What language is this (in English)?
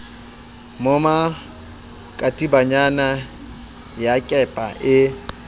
Southern Sotho